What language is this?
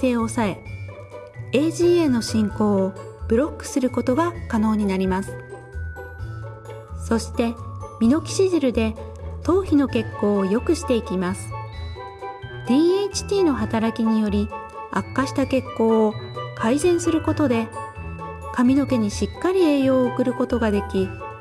Japanese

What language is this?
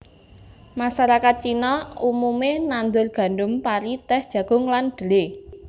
Javanese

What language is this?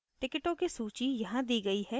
Hindi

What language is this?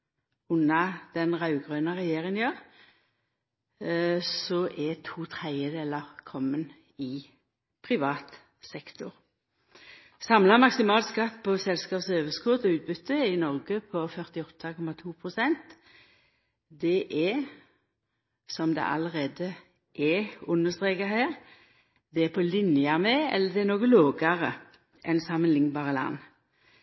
Norwegian Nynorsk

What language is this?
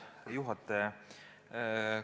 Estonian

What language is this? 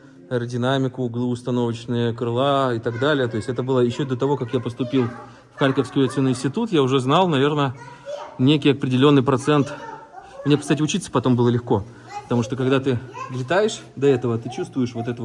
Russian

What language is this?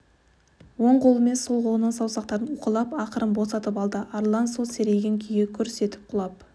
Kazakh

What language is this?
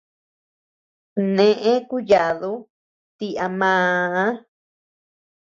Tepeuxila Cuicatec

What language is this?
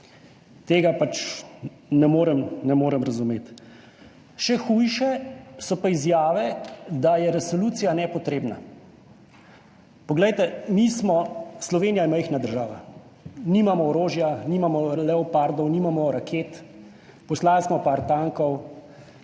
Slovenian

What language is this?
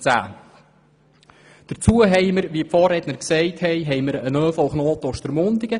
Swiss German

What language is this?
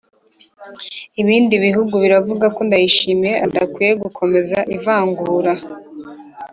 Kinyarwanda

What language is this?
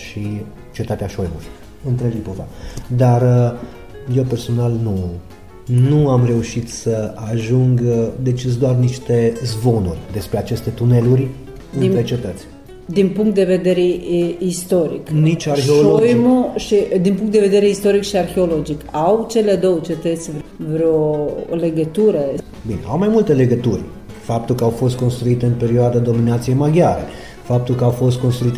Romanian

